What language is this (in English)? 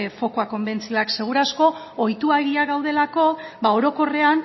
Basque